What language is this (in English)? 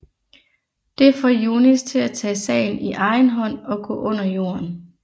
Danish